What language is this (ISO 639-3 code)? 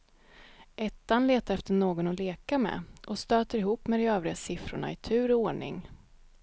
swe